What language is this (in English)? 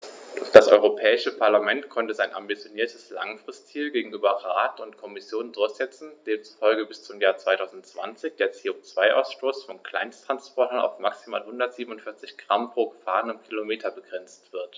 German